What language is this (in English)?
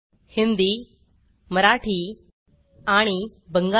Marathi